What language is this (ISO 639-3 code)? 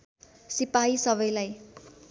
nep